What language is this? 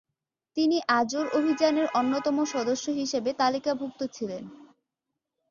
Bangla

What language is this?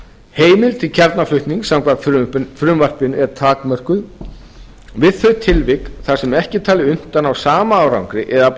Icelandic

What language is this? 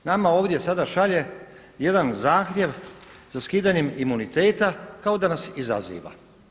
Croatian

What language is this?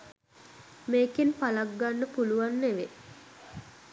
Sinhala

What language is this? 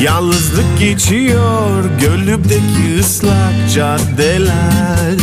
Turkish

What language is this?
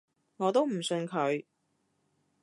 Cantonese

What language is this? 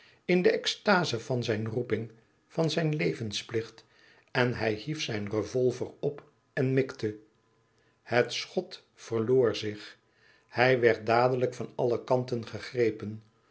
Dutch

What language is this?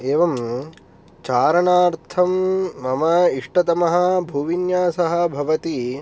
Sanskrit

